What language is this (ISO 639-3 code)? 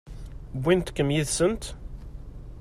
kab